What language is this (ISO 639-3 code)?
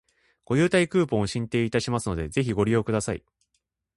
jpn